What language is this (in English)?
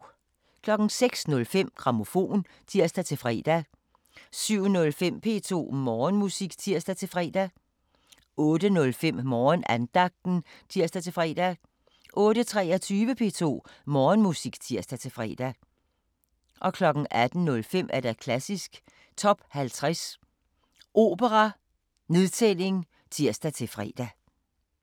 Danish